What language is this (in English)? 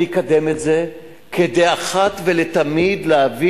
Hebrew